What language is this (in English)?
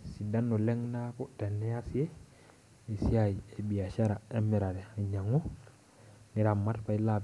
Masai